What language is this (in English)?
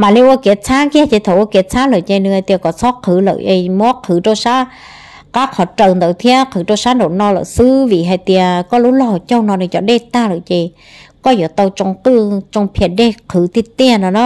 Vietnamese